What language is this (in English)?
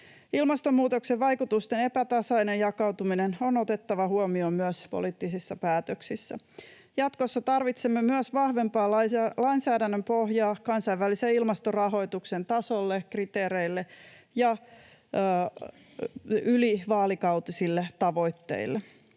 Finnish